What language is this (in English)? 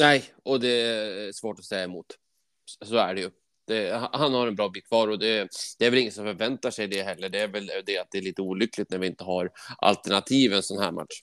Swedish